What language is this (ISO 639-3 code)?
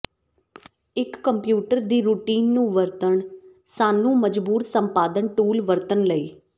pan